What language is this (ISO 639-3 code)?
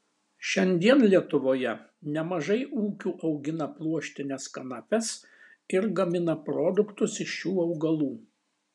lit